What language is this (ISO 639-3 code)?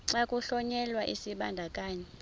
xho